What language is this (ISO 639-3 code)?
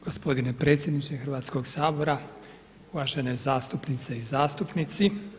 hrv